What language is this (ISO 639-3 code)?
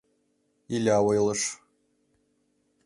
chm